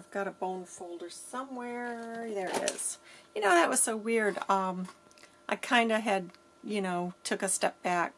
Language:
English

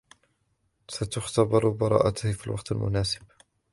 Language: Arabic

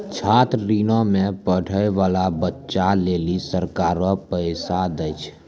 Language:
Maithili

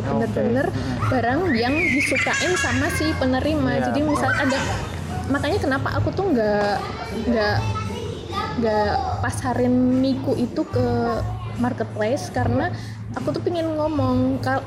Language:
Indonesian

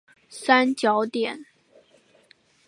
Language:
Chinese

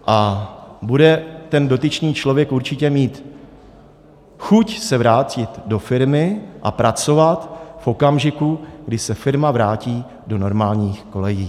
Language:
Czech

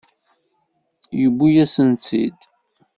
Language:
Kabyle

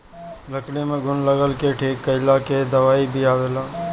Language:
Bhojpuri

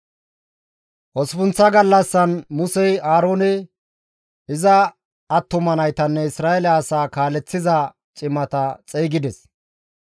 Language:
Gamo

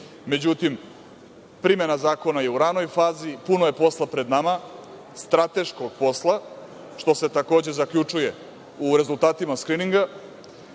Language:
Serbian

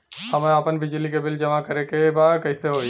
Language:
Bhojpuri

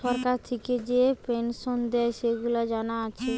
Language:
Bangla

